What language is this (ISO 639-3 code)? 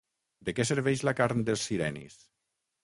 cat